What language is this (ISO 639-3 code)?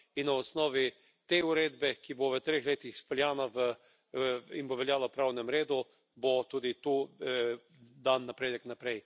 slv